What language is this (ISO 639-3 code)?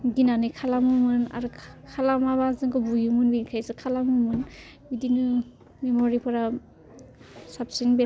brx